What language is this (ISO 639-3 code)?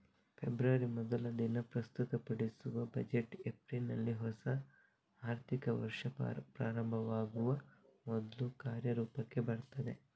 kan